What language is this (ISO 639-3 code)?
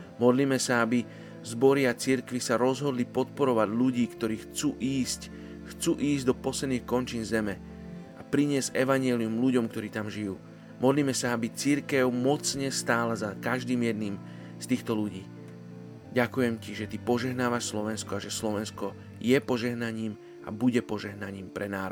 slk